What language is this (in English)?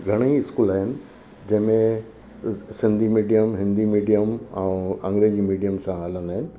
Sindhi